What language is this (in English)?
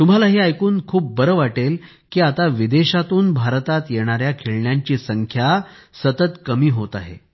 Marathi